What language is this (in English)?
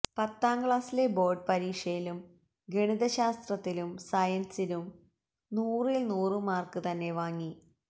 Malayalam